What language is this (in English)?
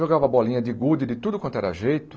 Portuguese